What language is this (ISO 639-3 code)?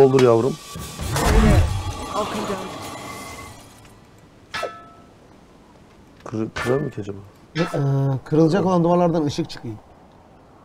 tur